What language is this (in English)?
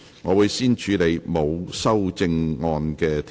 Cantonese